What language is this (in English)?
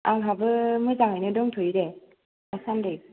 Bodo